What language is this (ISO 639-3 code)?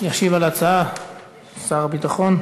heb